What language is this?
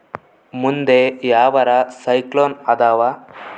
Kannada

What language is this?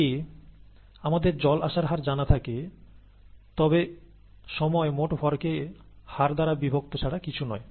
Bangla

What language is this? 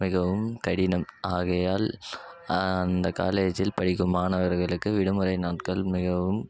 Tamil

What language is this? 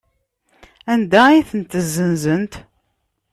Kabyle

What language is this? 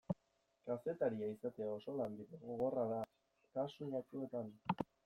Basque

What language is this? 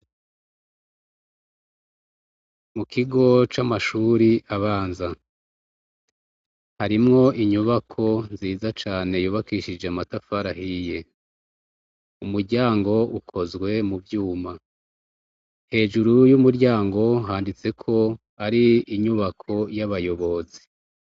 Rundi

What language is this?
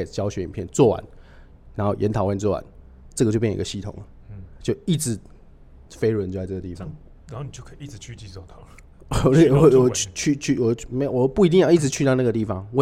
Chinese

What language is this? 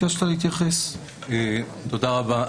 Hebrew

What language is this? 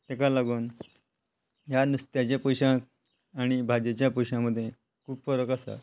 Konkani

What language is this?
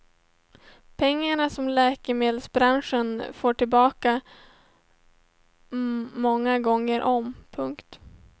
Swedish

